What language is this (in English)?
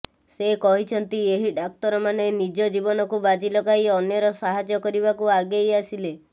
Odia